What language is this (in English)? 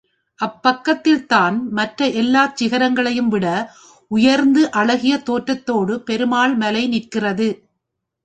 Tamil